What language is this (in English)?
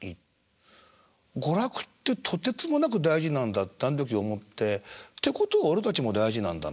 Japanese